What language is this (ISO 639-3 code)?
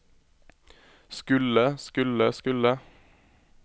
nor